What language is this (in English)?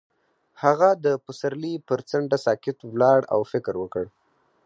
Pashto